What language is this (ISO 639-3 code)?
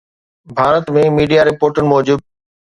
snd